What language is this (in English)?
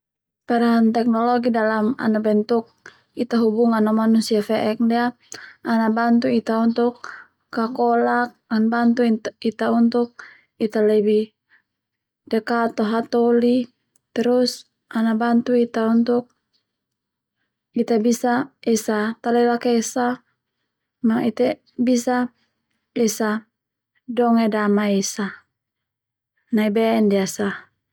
Termanu